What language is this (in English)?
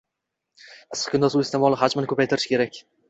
Uzbek